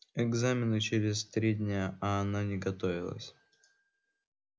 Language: Russian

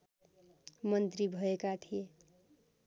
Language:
Nepali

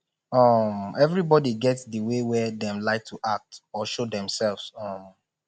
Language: Nigerian Pidgin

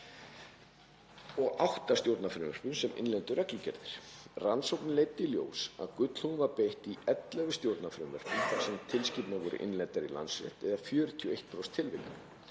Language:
Icelandic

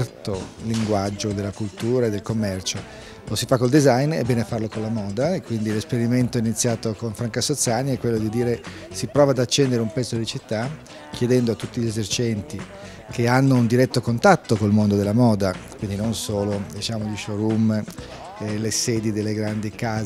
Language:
Italian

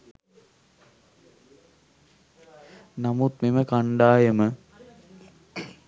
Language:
Sinhala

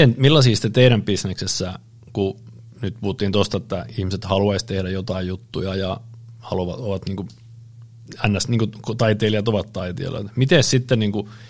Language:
Finnish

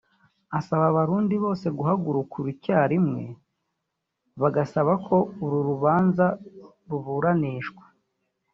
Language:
Kinyarwanda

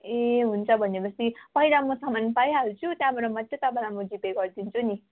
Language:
Nepali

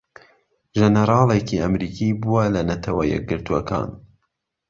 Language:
Central Kurdish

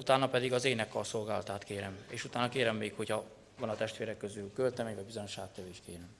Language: Hungarian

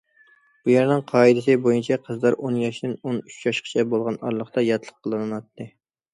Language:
Uyghur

